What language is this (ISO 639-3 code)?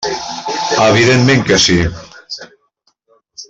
cat